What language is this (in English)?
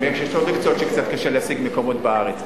Hebrew